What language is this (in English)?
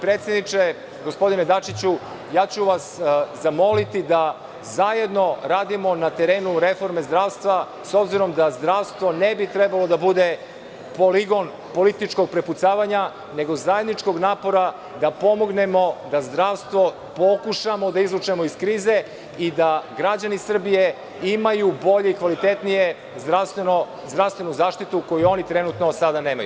Serbian